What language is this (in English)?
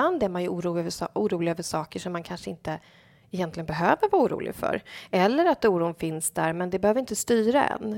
Swedish